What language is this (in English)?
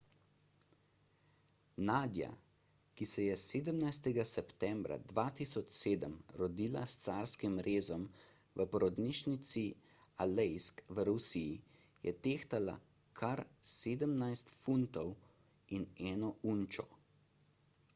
Slovenian